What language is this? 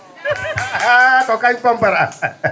Fula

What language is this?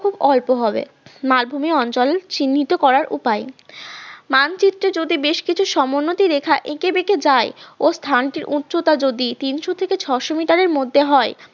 Bangla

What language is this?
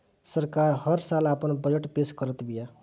Bhojpuri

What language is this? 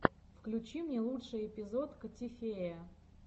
Russian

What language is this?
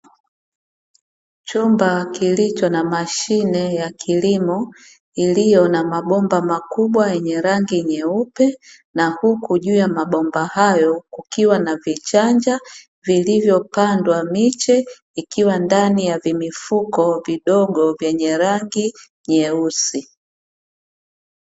Swahili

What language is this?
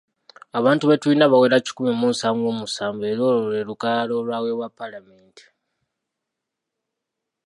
Ganda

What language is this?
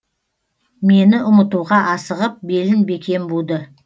Kazakh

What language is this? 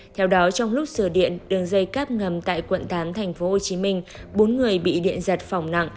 Vietnamese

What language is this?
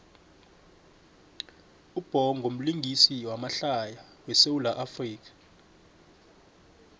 South Ndebele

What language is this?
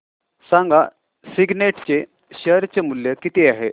Marathi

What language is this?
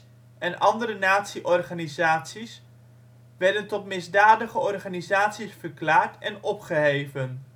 Dutch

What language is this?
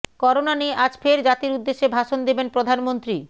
Bangla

